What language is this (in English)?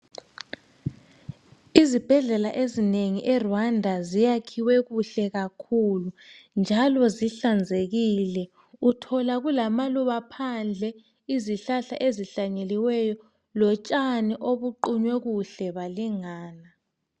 North Ndebele